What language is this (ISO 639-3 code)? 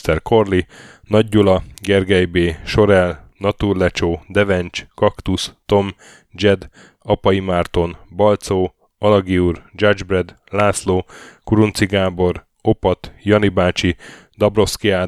hun